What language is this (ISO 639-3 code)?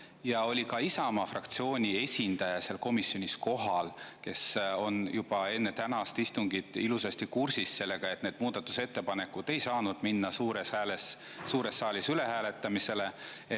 est